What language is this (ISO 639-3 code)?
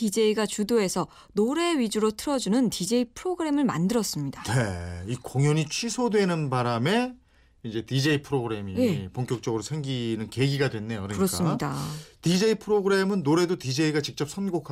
kor